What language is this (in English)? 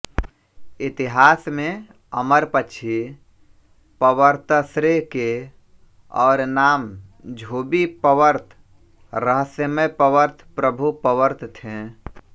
Hindi